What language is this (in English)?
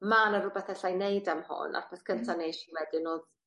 Welsh